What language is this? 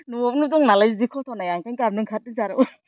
Bodo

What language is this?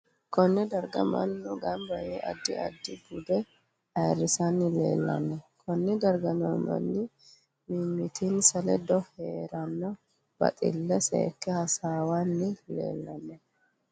Sidamo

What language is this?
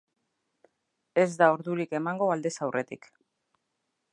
Basque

